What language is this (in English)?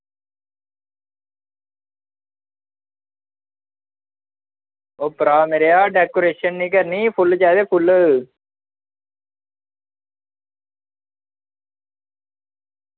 Dogri